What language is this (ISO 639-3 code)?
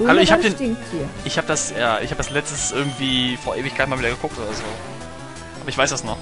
deu